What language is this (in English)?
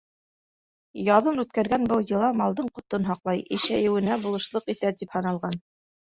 Bashkir